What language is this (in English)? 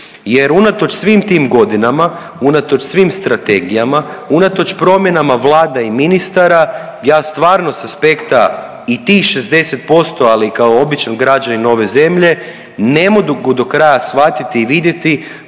Croatian